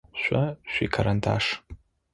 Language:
Adyghe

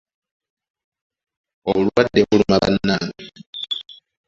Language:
Ganda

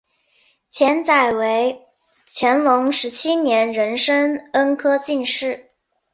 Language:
Chinese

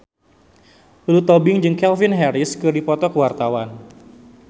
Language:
Sundanese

